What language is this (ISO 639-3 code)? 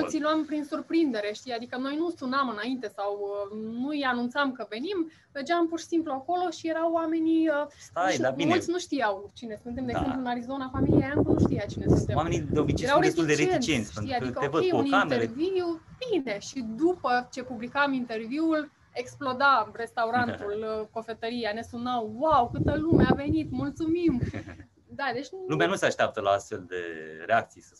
ron